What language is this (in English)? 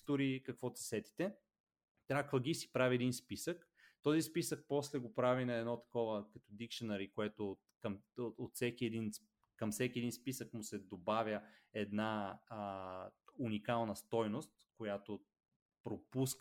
Bulgarian